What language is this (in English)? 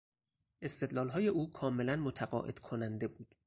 Persian